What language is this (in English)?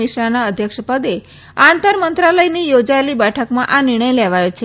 Gujarati